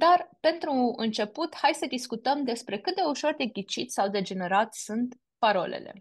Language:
Romanian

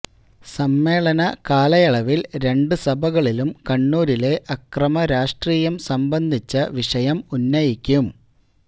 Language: Malayalam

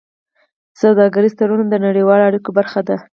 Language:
Pashto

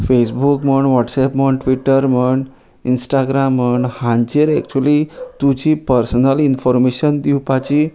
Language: Konkani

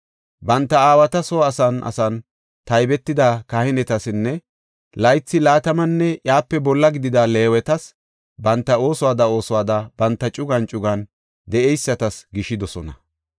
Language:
Gofa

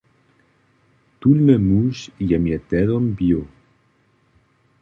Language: Upper Sorbian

